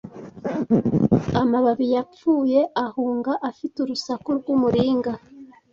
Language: Kinyarwanda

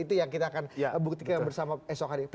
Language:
Indonesian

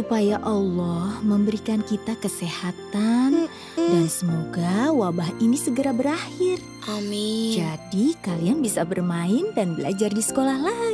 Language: Indonesian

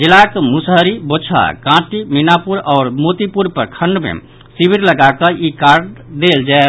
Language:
Maithili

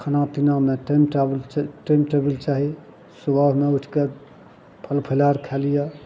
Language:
Maithili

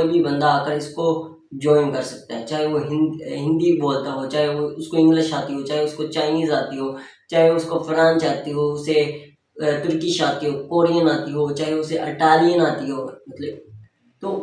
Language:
Hindi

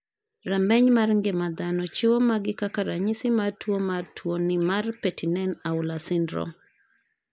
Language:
Luo (Kenya and Tanzania)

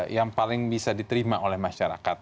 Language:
Indonesian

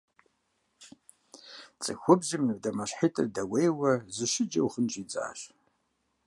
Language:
Kabardian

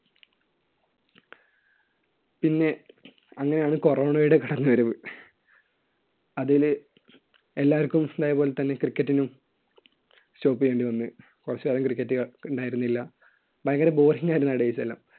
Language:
Malayalam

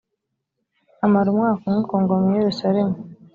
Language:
Kinyarwanda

